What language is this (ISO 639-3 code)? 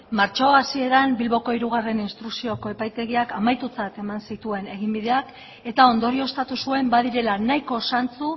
eus